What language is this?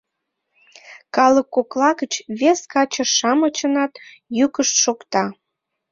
Mari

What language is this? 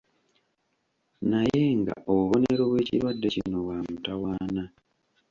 Ganda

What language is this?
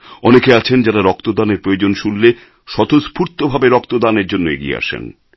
Bangla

